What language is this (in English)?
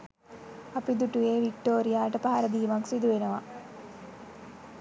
Sinhala